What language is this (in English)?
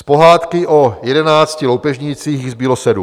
Czech